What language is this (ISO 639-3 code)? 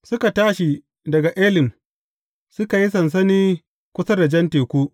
hau